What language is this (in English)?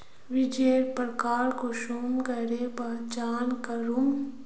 Magahi